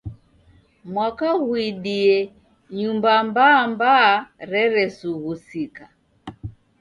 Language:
Taita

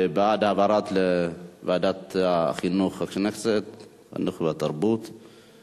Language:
Hebrew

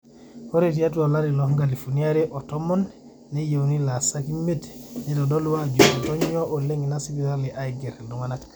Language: Masai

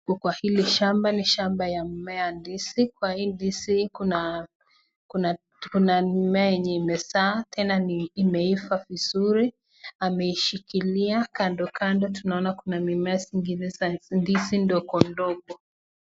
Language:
Swahili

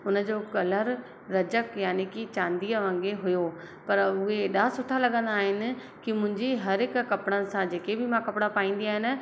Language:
Sindhi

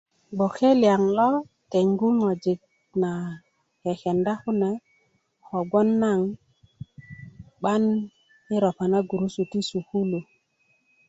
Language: Kuku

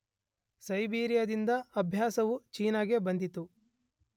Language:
Kannada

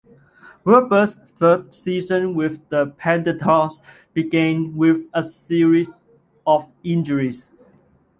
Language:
English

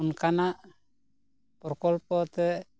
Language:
Santali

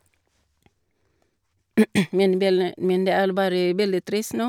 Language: Norwegian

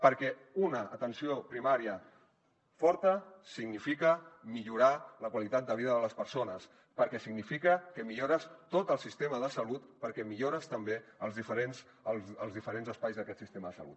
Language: Catalan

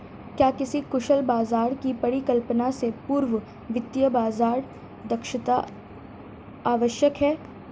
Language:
Hindi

